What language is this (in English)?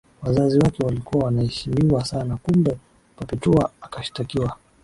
Swahili